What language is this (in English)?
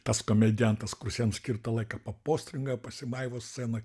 Lithuanian